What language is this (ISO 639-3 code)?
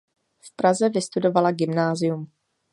ces